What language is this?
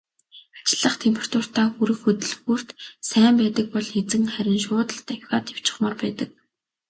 Mongolian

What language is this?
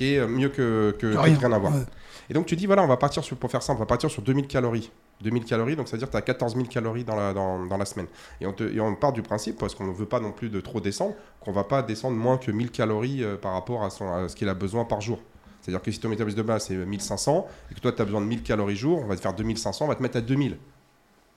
French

